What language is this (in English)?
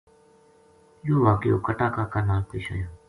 Gujari